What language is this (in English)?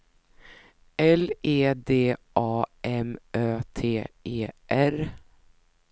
Swedish